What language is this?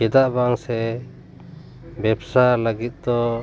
Santali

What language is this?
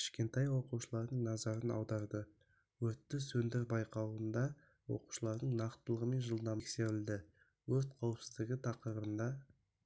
Kazakh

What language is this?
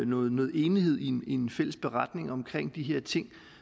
Danish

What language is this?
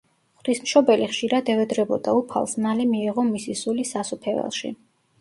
Georgian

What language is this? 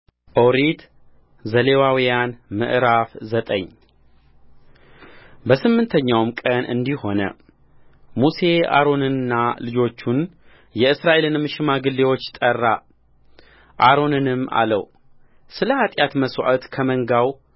Amharic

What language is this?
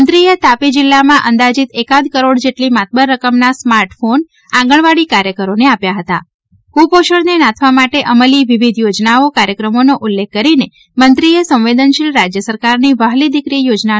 Gujarati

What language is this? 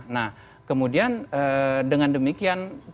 Indonesian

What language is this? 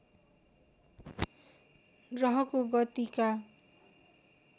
Nepali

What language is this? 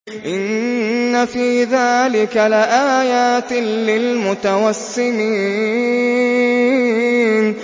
Arabic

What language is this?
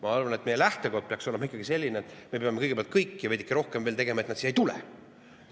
Estonian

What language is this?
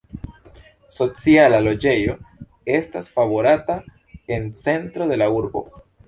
Esperanto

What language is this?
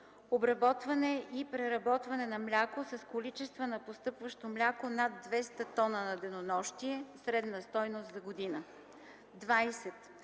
Bulgarian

